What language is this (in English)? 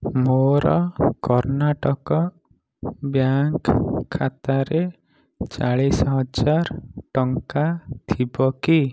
Odia